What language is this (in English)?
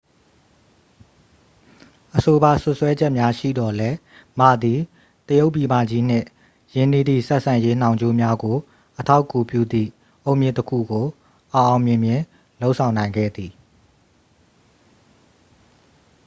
Burmese